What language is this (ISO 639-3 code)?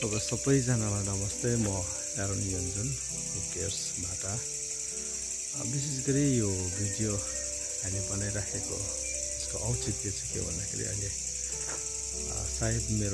ind